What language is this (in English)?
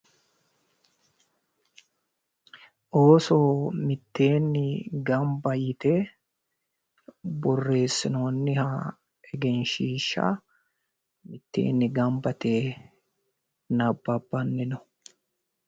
Sidamo